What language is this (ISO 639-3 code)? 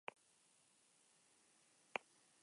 eus